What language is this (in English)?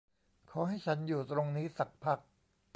Thai